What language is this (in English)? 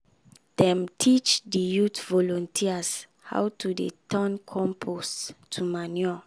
Nigerian Pidgin